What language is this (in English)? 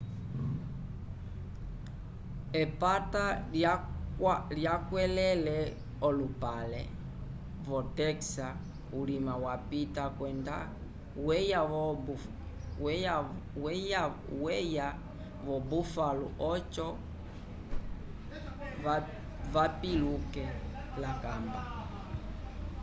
Umbundu